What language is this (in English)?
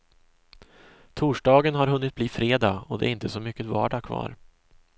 Swedish